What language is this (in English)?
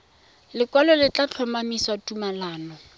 Tswana